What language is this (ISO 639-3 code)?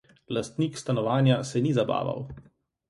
slv